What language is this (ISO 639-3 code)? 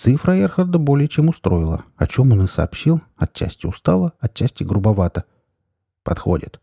rus